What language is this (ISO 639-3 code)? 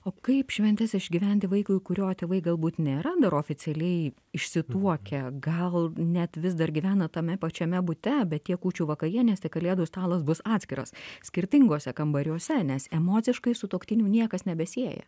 lit